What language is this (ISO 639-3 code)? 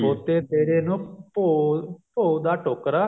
pan